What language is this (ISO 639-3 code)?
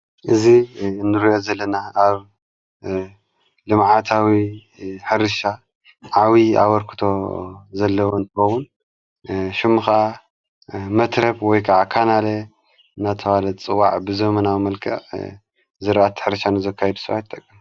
tir